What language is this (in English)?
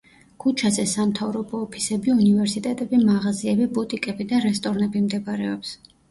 Georgian